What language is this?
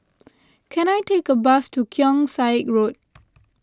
English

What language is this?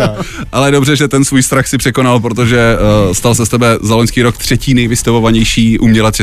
Czech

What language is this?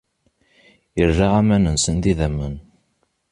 Kabyle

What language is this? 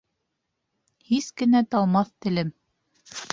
Bashkir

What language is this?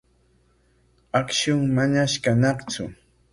Corongo Ancash Quechua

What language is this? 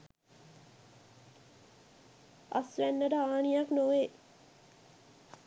Sinhala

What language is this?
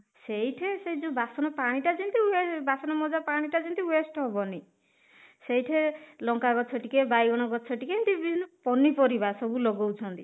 Odia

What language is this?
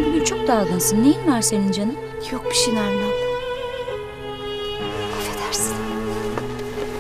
Turkish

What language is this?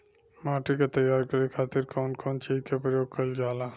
Bhojpuri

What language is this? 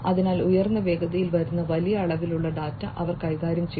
Malayalam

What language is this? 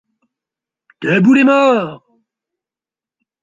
French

